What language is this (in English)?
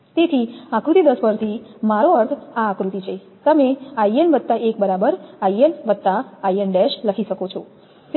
Gujarati